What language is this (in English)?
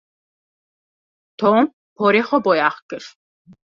Kurdish